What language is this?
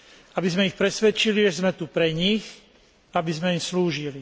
Slovak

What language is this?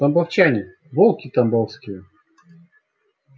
Russian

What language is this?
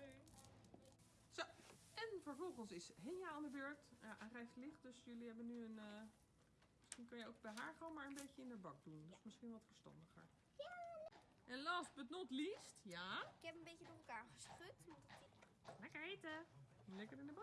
Dutch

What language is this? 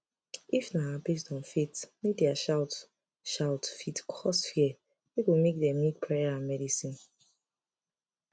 Nigerian Pidgin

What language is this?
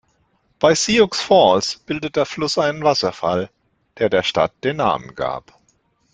German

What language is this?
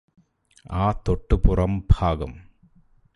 Malayalam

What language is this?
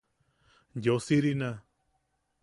Yaqui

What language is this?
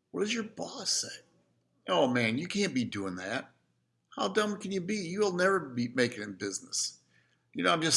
English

